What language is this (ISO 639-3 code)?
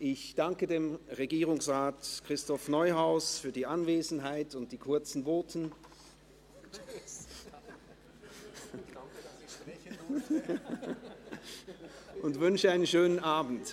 gsw